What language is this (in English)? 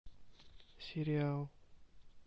Russian